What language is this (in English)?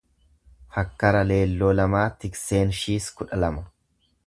Oromo